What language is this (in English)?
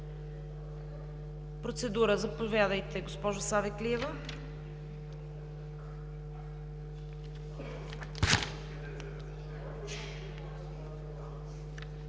Bulgarian